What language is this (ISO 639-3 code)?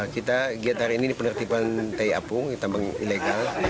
ind